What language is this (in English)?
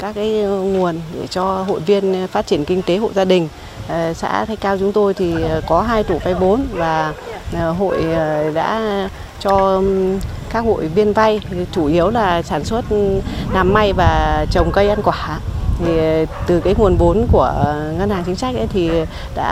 Vietnamese